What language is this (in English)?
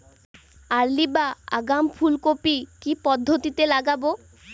Bangla